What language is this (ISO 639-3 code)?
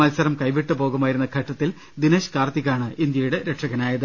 mal